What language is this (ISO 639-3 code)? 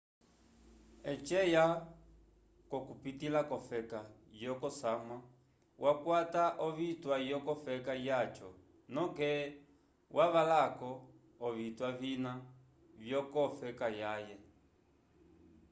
umb